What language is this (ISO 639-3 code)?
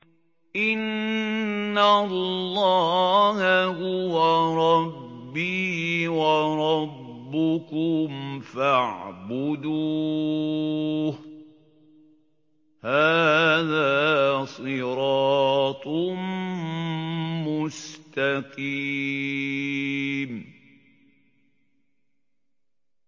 ara